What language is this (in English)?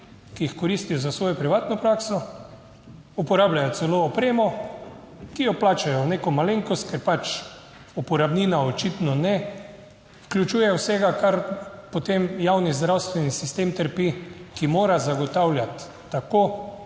Slovenian